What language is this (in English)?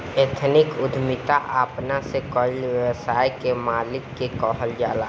Bhojpuri